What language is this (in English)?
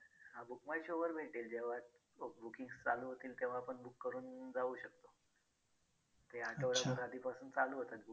Marathi